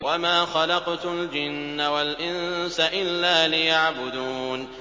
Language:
Arabic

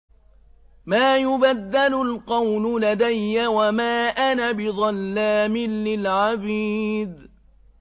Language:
Arabic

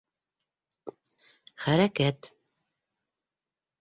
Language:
Bashkir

